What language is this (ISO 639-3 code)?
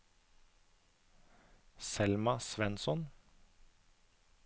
nor